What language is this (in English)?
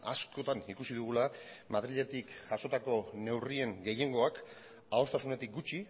Basque